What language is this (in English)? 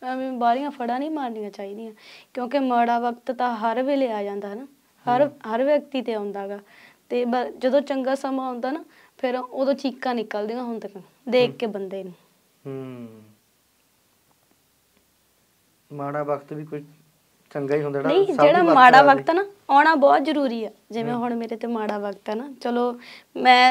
Punjabi